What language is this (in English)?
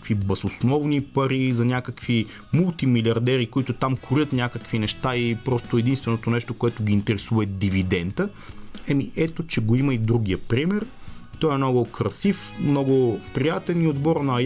Bulgarian